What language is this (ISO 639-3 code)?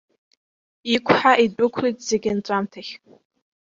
abk